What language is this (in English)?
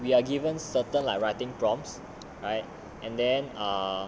English